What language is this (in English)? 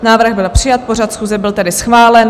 Czech